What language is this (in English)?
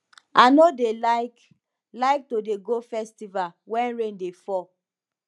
Nigerian Pidgin